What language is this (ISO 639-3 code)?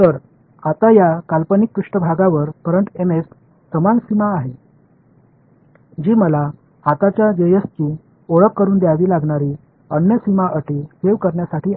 mar